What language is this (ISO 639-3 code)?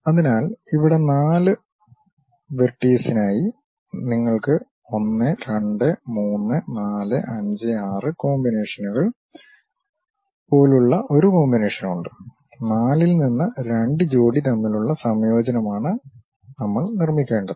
mal